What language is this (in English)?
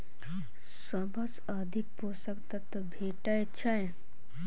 Maithili